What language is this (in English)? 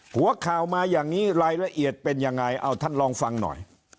Thai